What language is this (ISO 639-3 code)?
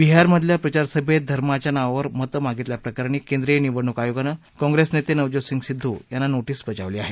mar